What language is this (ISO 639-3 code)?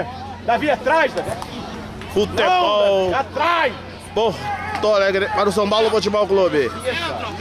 por